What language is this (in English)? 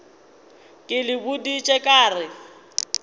Northern Sotho